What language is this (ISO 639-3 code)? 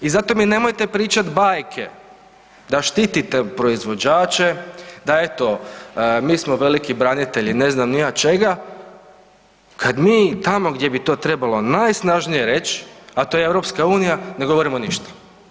hrv